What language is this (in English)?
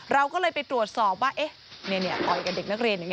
Thai